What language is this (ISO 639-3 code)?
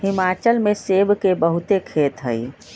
mag